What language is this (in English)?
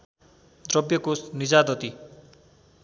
Nepali